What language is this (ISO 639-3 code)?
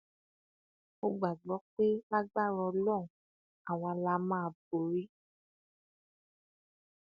yor